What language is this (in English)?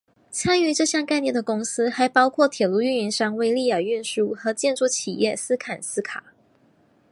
Chinese